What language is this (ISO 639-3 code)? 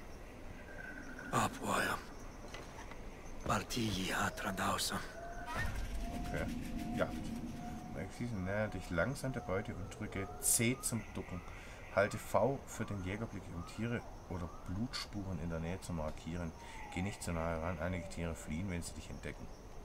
deu